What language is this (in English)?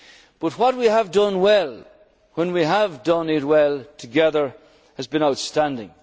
English